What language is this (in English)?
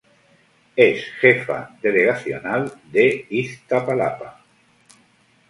Spanish